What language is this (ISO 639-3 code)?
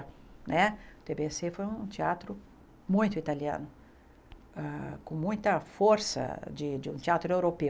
por